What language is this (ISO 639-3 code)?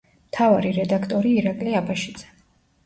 kat